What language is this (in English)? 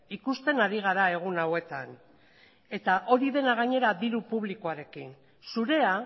Basque